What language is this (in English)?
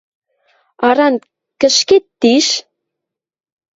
Western Mari